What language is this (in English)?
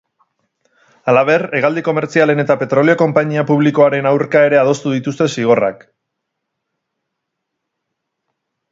Basque